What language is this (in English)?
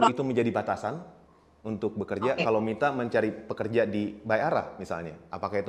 Indonesian